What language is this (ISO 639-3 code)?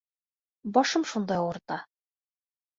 bak